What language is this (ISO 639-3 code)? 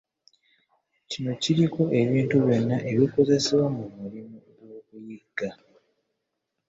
lug